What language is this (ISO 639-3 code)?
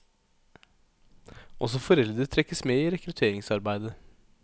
nor